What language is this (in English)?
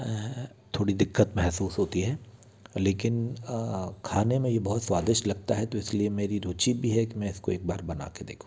Hindi